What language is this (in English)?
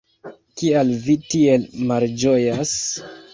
Esperanto